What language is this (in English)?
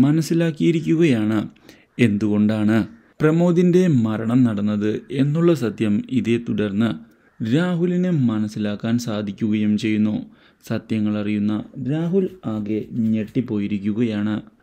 Malayalam